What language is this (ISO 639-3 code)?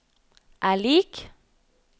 nor